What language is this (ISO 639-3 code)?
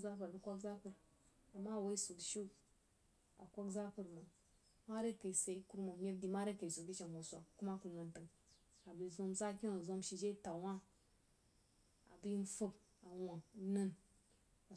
juo